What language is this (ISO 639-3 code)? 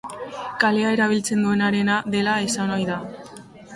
eus